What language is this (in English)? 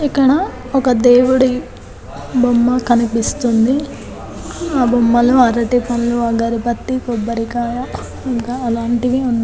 Telugu